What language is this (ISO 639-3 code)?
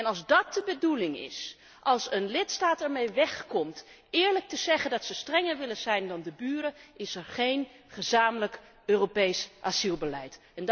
nld